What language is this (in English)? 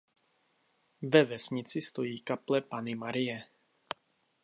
Czech